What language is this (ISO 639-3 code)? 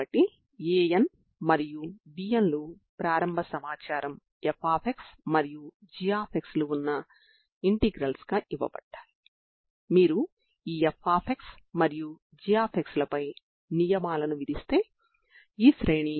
tel